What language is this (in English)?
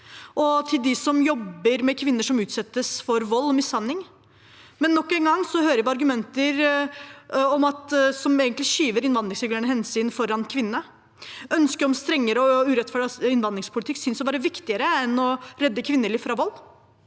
Norwegian